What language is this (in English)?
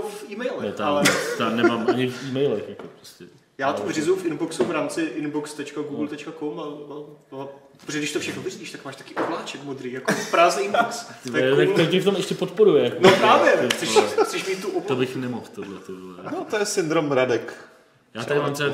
Czech